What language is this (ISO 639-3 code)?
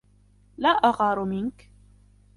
ara